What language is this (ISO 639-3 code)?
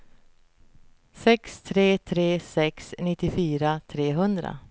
swe